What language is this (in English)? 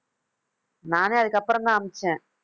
Tamil